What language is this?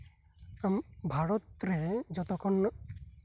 Santali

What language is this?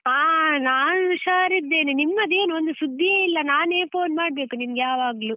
Kannada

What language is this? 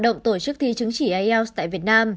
Vietnamese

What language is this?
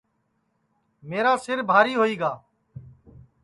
Sansi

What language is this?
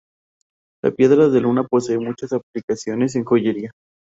Spanish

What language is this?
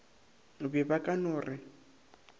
Northern Sotho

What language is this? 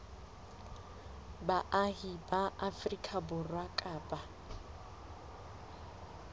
Southern Sotho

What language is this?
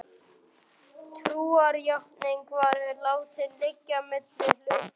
Icelandic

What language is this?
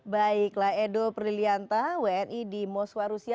Indonesian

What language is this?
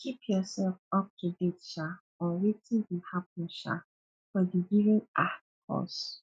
Nigerian Pidgin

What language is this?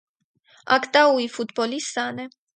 Armenian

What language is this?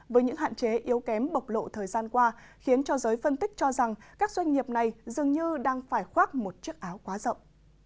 Vietnamese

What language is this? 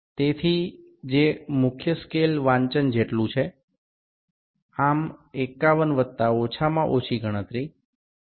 Gujarati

